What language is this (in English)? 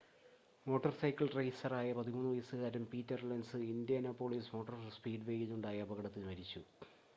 Malayalam